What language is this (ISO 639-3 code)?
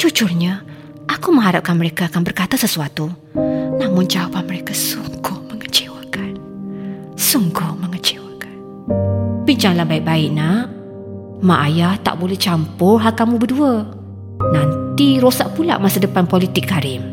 msa